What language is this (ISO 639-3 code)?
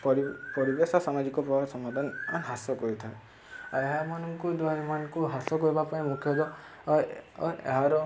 ori